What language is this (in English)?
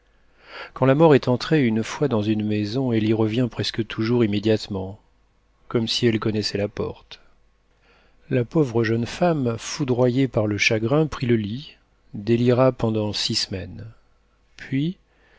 French